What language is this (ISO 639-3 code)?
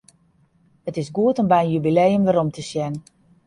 fry